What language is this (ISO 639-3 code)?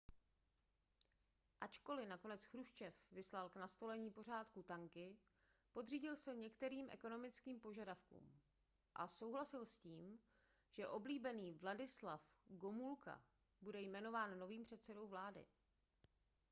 ces